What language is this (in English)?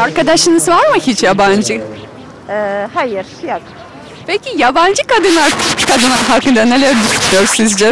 Turkish